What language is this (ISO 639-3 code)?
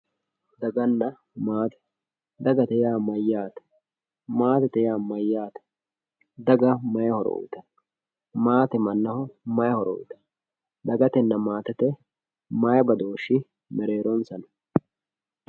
sid